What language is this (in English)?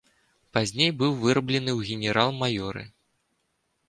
Belarusian